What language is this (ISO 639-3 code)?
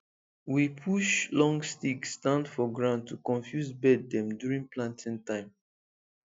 pcm